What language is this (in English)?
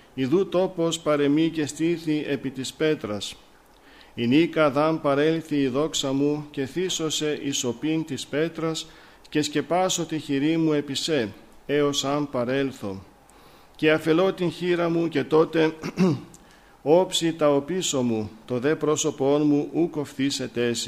Greek